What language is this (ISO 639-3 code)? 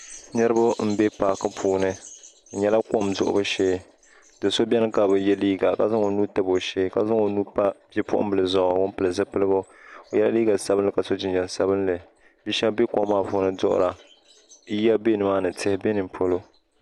dag